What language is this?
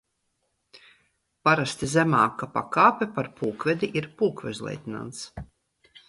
Latvian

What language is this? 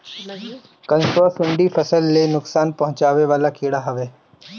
Bhojpuri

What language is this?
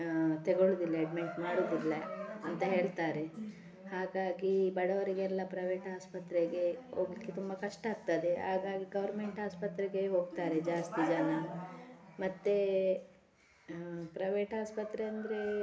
Kannada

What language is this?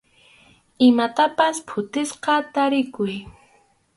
Arequipa-La Unión Quechua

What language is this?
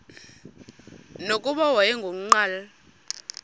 Xhosa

